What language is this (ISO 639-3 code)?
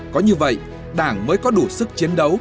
vie